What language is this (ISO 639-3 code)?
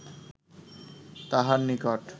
ben